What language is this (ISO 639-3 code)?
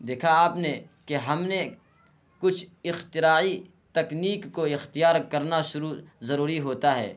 urd